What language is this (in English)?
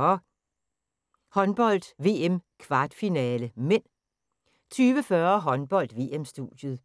Danish